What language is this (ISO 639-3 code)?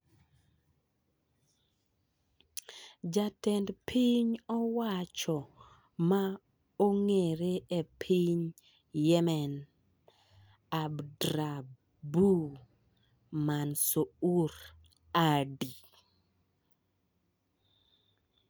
luo